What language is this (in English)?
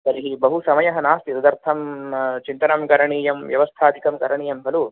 Sanskrit